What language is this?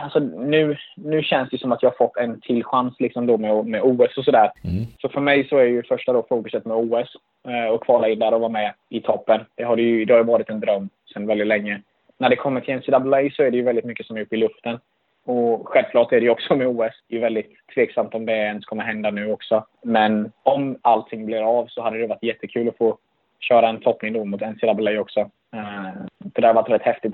Swedish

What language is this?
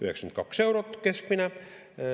Estonian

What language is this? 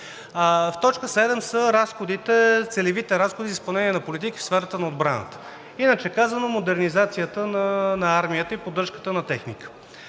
Bulgarian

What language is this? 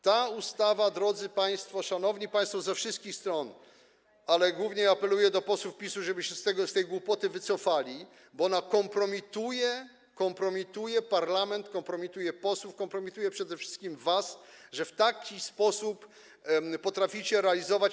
Polish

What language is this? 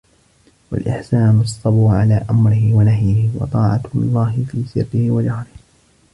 Arabic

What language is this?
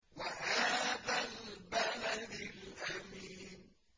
Arabic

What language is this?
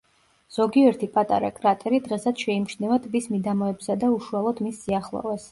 Georgian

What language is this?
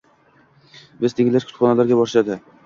Uzbek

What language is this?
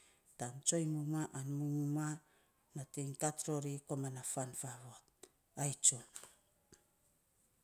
Saposa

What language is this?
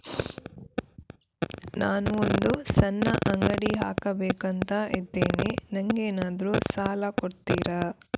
Kannada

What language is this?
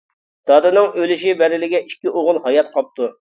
Uyghur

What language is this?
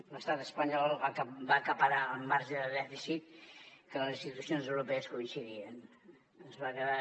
Catalan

